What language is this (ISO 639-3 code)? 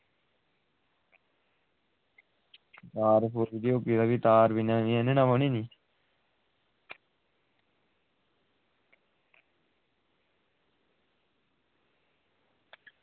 doi